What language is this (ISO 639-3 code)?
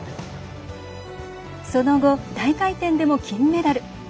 jpn